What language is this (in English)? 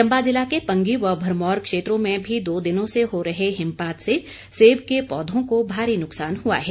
Hindi